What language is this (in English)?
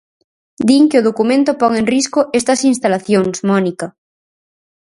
Galician